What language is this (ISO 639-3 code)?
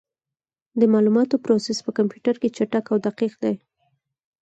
pus